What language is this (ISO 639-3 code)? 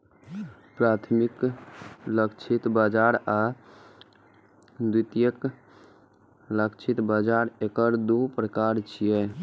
mai